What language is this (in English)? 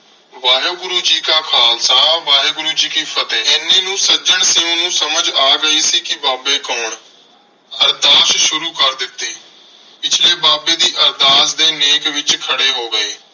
Punjabi